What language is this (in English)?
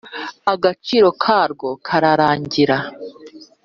Kinyarwanda